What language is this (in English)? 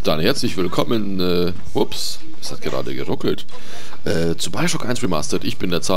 German